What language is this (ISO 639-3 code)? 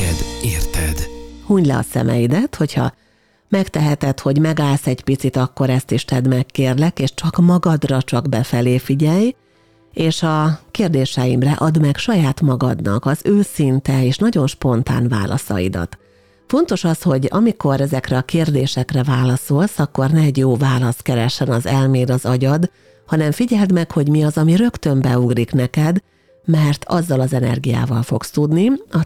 hun